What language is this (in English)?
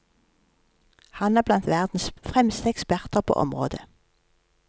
Norwegian